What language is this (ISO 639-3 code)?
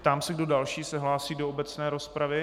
ces